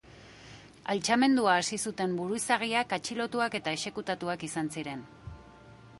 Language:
Basque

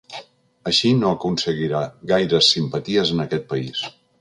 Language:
Catalan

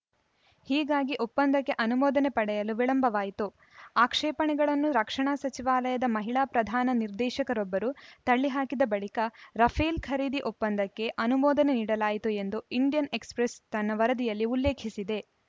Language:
Kannada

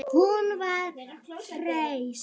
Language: Icelandic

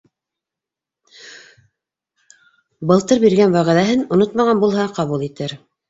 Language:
Bashkir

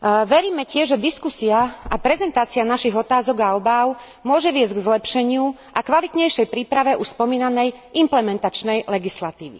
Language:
Slovak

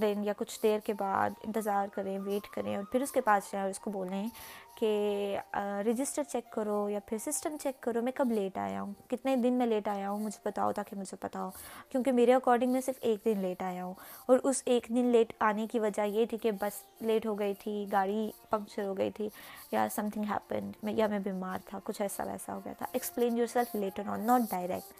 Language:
Urdu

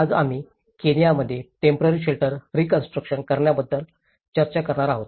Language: Marathi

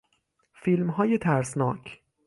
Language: Persian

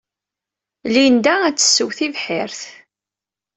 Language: Kabyle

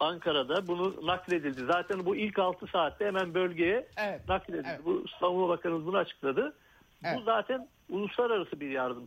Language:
Turkish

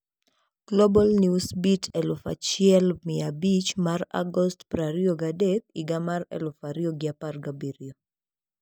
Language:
Luo (Kenya and Tanzania)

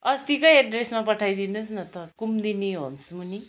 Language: Nepali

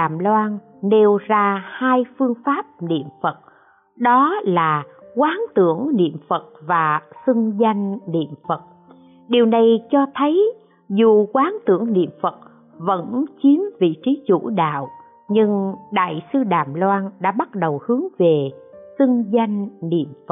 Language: Vietnamese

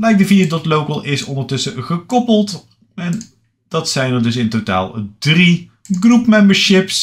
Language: Dutch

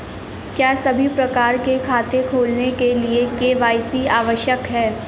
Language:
Hindi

